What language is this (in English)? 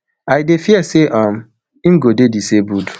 Nigerian Pidgin